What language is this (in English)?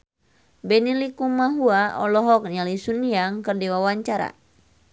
Sundanese